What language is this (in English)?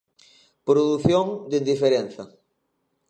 Galician